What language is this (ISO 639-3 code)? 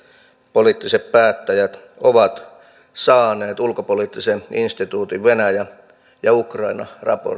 fin